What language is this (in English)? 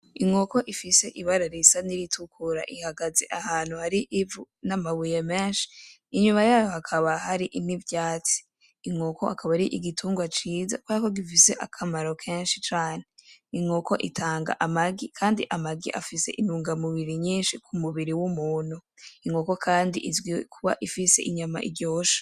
Rundi